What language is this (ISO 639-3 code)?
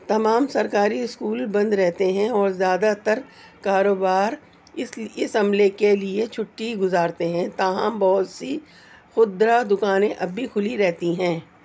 urd